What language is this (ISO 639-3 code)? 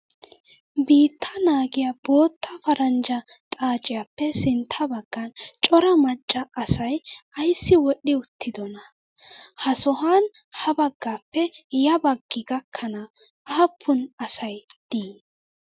wal